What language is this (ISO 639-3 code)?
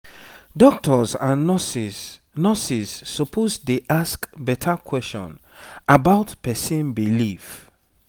pcm